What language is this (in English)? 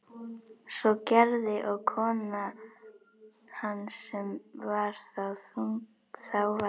Icelandic